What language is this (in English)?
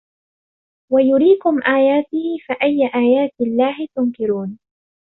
Arabic